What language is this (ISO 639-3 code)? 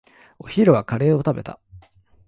jpn